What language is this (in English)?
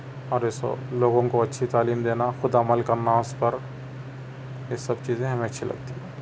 Urdu